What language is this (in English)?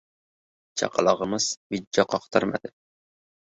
Uzbek